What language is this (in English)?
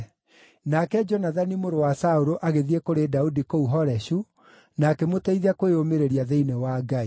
Kikuyu